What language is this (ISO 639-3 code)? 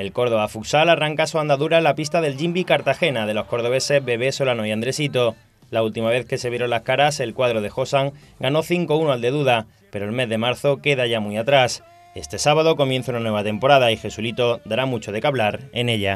spa